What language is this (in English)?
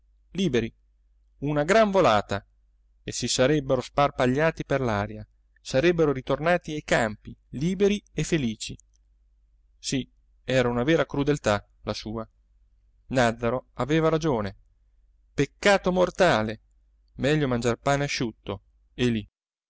Italian